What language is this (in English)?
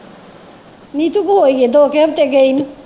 Punjabi